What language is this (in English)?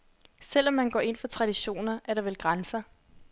Danish